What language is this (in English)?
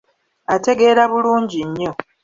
Ganda